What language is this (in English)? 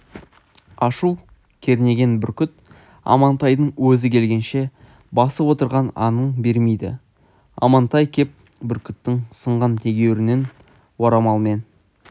Kazakh